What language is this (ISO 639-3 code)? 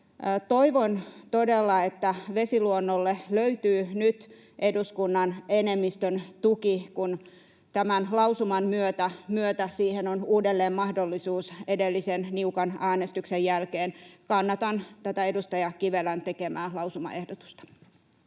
fin